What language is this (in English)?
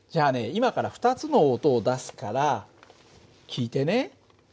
Japanese